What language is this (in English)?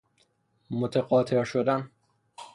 Persian